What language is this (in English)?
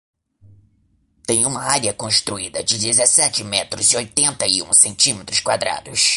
Portuguese